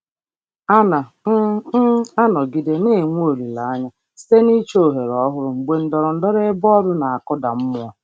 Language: Igbo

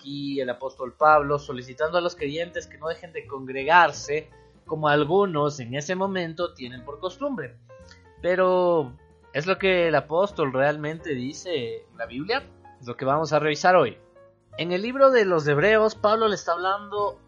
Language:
Spanish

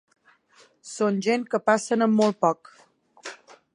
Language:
Catalan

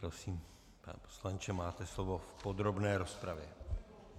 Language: Czech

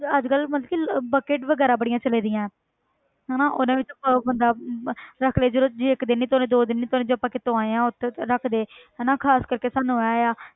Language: Punjabi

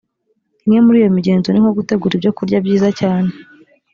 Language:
Kinyarwanda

